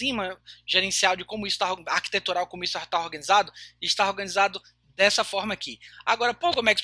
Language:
Portuguese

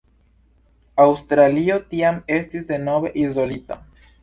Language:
Esperanto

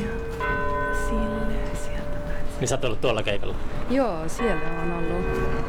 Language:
Finnish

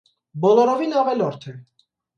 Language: Armenian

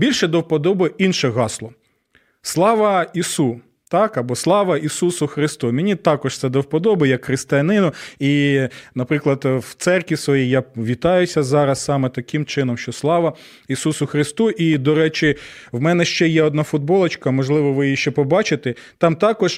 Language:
Ukrainian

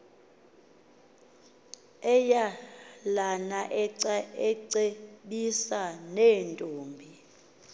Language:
Xhosa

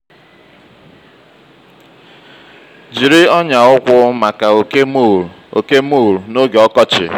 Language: Igbo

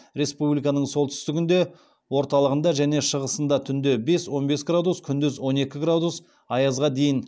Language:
Kazakh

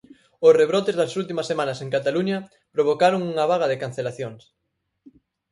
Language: Galician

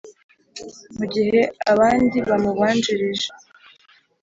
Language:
Kinyarwanda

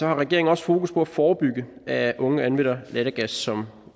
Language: Danish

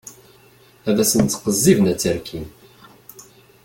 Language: Kabyle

